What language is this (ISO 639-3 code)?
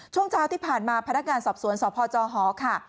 tha